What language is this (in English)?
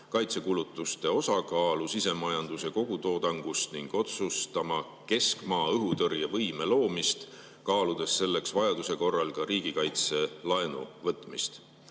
Estonian